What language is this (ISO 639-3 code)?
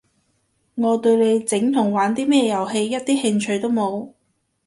yue